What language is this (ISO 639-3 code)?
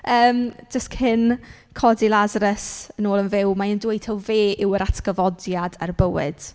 cym